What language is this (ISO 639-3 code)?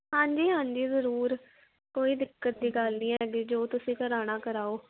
pan